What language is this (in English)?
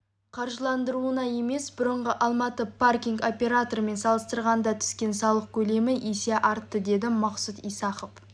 Kazakh